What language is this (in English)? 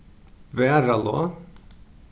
Faroese